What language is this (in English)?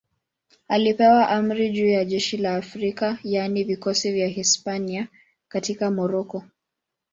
Swahili